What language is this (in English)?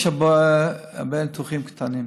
Hebrew